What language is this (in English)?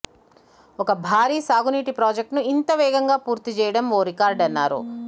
Telugu